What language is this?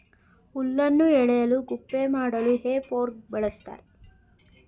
Kannada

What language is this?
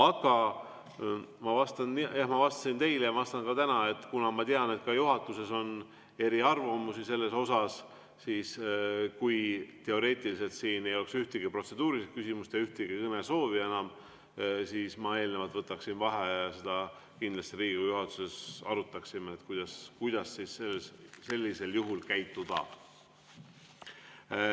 Estonian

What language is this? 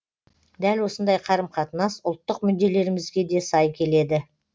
Kazakh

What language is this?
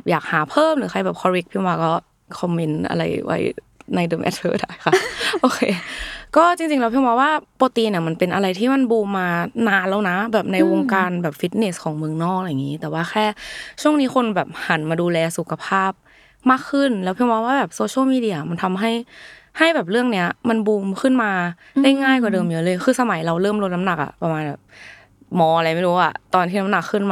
Thai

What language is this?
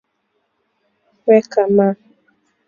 Swahili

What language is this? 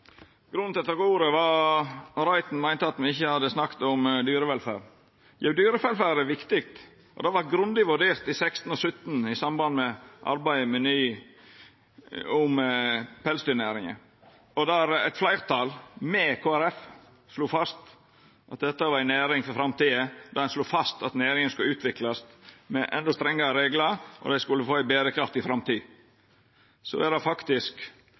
Norwegian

